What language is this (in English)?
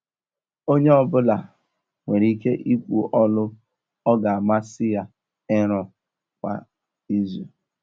Igbo